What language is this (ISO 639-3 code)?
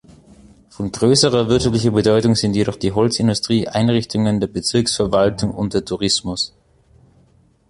deu